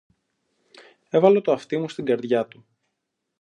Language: Greek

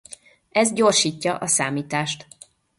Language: Hungarian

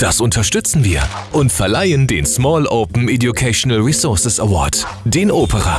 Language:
German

